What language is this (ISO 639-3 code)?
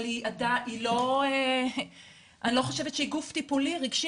heb